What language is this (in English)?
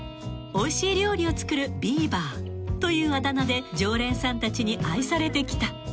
Japanese